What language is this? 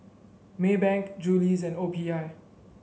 English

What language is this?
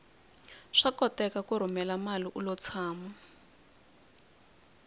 Tsonga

